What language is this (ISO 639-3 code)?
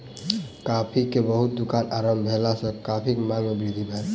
mai